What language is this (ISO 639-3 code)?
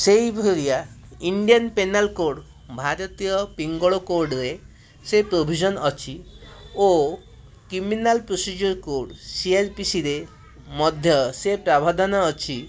ori